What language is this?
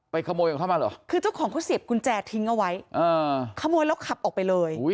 Thai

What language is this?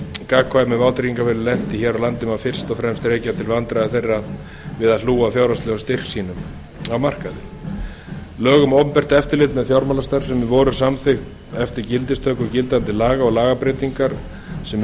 Icelandic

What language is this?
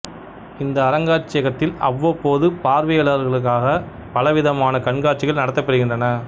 Tamil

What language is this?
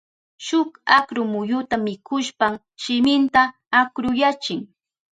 Southern Pastaza Quechua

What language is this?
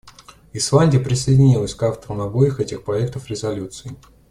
Russian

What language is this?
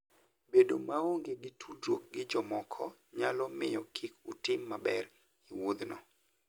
Luo (Kenya and Tanzania)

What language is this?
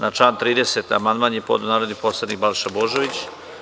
Serbian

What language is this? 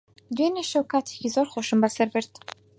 Central Kurdish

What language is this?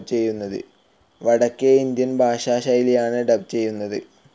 Malayalam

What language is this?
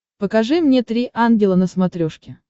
Russian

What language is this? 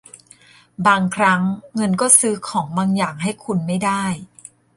Thai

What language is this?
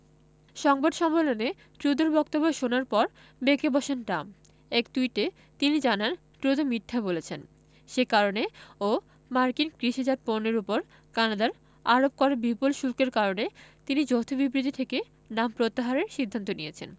Bangla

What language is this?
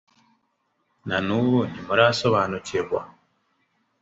Kinyarwanda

